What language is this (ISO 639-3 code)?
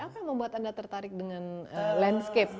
ind